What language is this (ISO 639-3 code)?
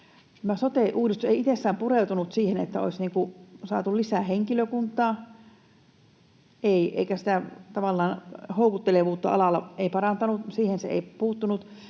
fin